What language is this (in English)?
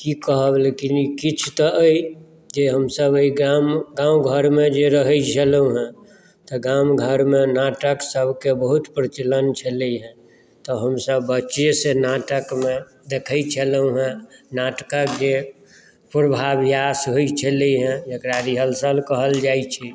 Maithili